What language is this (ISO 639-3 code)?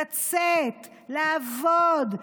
heb